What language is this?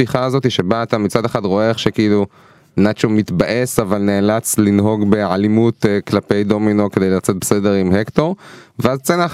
Hebrew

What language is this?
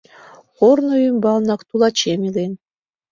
Mari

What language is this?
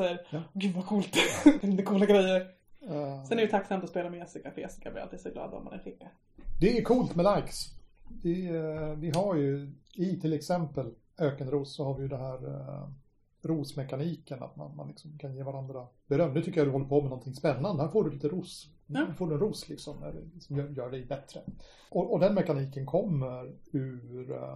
Swedish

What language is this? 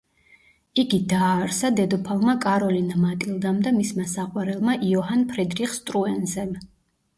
Georgian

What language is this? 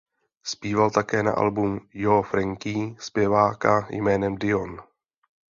Czech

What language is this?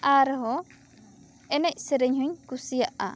Santali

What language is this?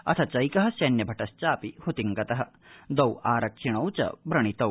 Sanskrit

